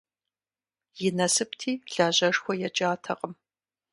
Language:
Kabardian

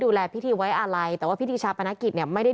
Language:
Thai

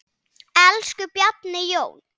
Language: Icelandic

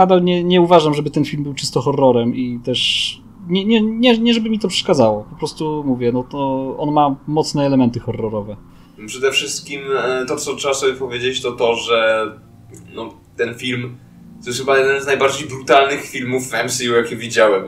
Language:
Polish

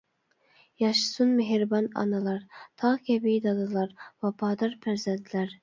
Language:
Uyghur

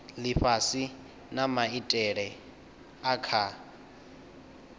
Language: Venda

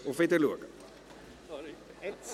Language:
Swiss German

